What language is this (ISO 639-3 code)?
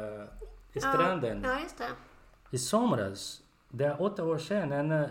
swe